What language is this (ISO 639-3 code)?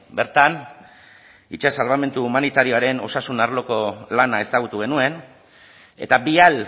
eus